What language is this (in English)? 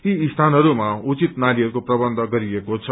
Nepali